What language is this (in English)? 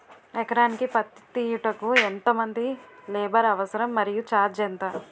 Telugu